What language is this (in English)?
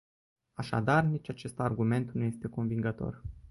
Romanian